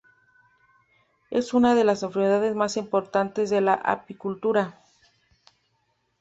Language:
Spanish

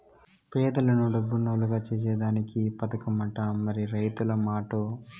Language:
Telugu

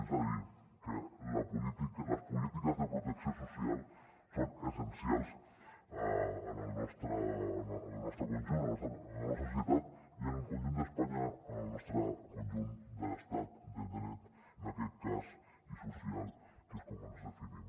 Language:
Catalan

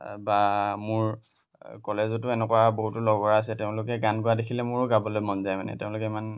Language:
Assamese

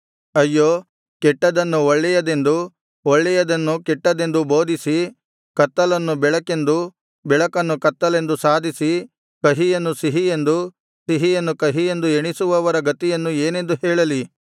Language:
Kannada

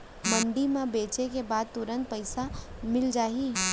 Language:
Chhattisgarhi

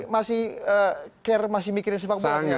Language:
Indonesian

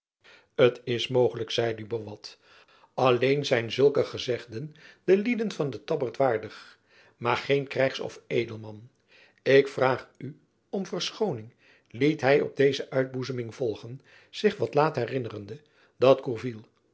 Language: Dutch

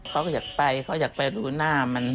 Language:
Thai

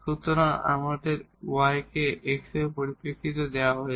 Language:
Bangla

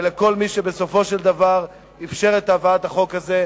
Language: Hebrew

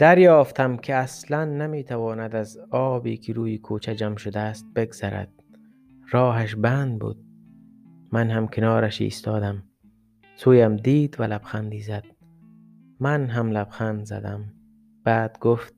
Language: Persian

